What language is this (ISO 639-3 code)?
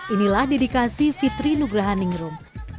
ind